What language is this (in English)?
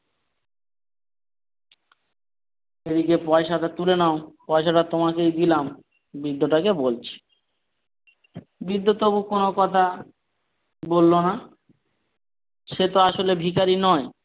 Bangla